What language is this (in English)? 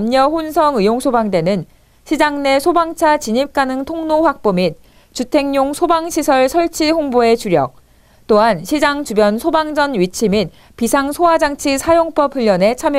Korean